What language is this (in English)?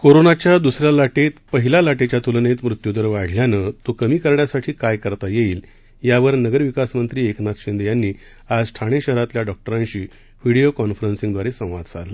Marathi